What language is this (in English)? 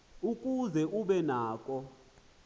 Xhosa